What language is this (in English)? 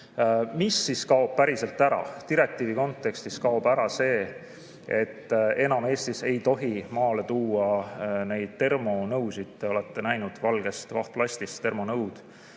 Estonian